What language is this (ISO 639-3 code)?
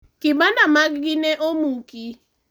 luo